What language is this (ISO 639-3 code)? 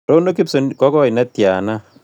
kln